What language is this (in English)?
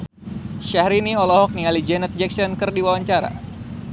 Sundanese